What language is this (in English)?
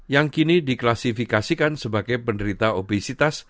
Indonesian